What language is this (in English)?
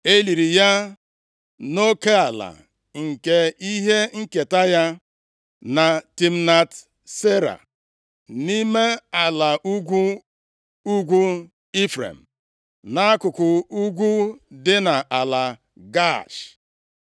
Igbo